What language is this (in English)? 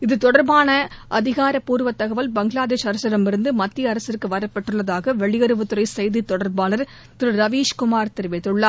Tamil